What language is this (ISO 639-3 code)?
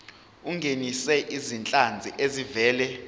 zul